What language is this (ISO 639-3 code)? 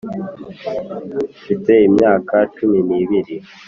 kin